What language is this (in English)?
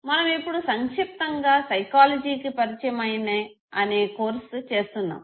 Telugu